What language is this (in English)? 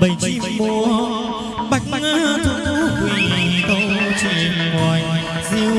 Vietnamese